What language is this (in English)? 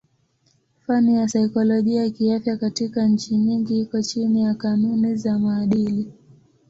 Swahili